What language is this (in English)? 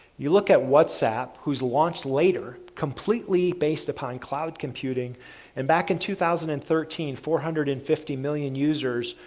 English